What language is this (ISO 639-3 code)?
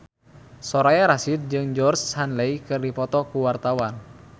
sun